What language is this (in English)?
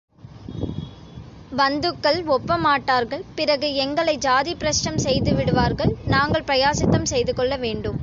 Tamil